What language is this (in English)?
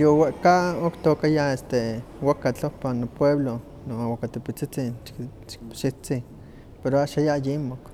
Huaxcaleca Nahuatl